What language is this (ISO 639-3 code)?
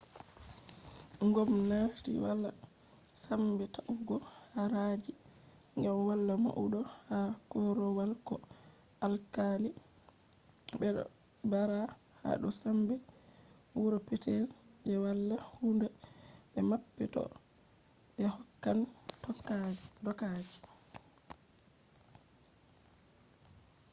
ful